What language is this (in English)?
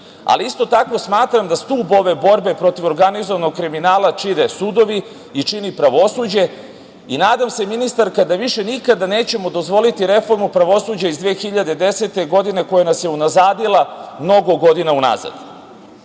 Serbian